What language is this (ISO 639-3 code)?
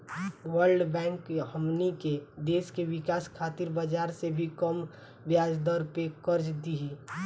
bho